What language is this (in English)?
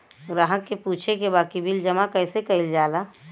Bhojpuri